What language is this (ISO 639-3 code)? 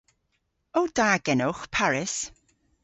cor